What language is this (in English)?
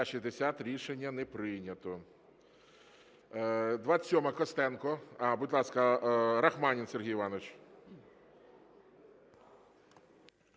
Ukrainian